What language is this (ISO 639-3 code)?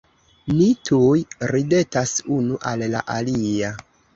epo